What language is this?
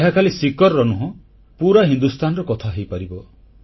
Odia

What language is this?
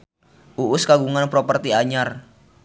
Sundanese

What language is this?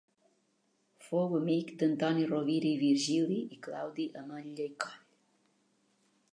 Catalan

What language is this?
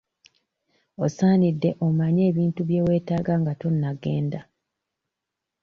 Ganda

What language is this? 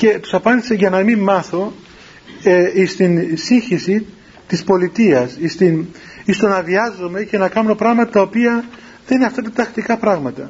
Greek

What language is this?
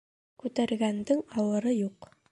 Bashkir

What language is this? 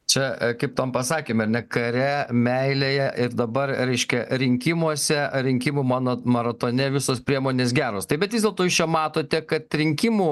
Lithuanian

